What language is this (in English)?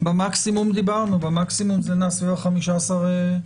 Hebrew